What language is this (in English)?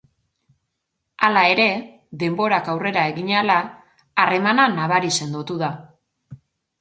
Basque